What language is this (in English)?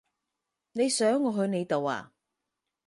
Cantonese